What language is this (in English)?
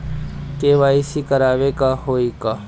Bhojpuri